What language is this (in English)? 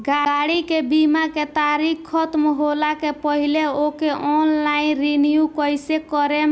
Bhojpuri